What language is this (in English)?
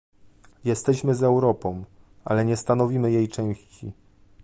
Polish